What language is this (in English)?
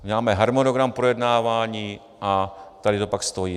Czech